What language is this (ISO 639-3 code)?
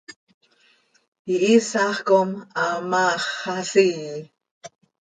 sei